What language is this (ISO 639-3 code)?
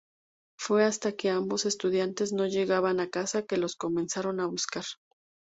spa